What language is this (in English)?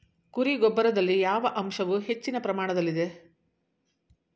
Kannada